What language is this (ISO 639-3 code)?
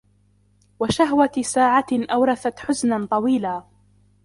ara